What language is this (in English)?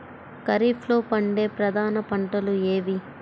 Telugu